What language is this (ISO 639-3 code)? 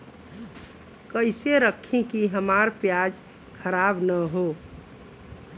bho